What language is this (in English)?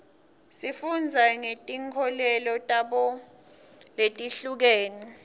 Swati